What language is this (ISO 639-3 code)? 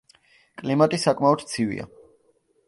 kat